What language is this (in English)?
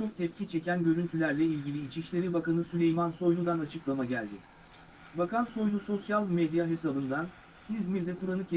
Turkish